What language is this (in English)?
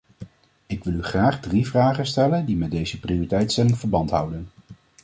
Dutch